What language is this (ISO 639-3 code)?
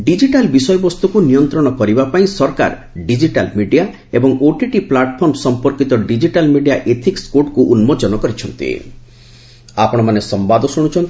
ori